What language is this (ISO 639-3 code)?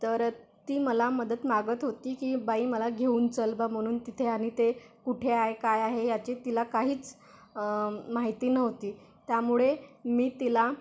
mar